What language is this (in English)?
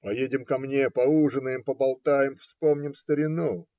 Russian